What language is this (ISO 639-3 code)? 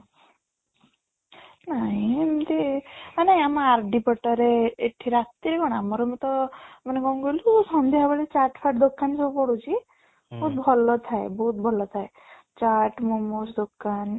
ori